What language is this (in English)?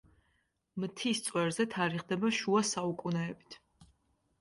Georgian